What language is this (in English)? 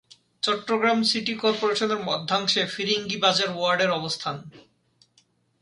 Bangla